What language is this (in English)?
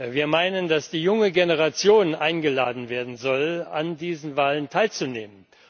German